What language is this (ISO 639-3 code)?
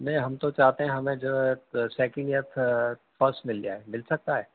urd